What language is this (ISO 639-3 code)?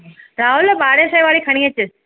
snd